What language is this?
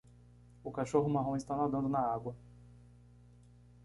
Portuguese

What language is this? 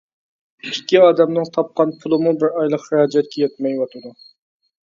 Uyghur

